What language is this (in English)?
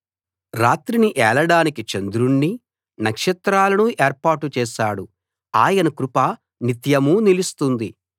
Telugu